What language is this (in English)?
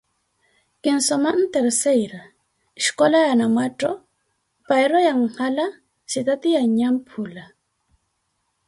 Koti